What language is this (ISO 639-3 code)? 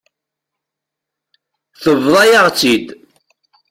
kab